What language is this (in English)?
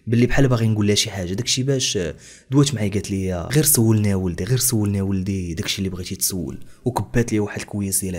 Arabic